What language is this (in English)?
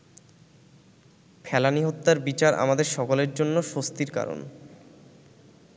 Bangla